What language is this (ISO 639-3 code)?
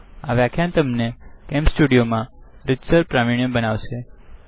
guj